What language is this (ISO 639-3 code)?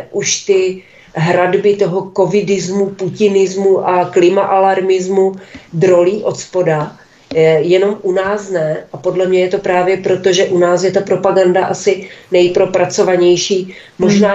ces